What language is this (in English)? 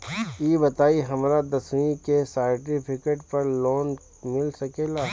Bhojpuri